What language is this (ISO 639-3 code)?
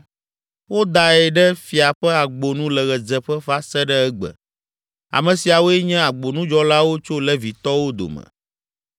ewe